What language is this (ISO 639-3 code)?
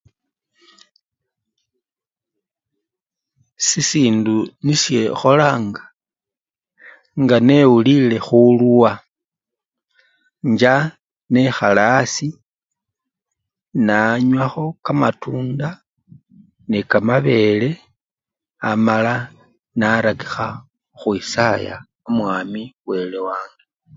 luy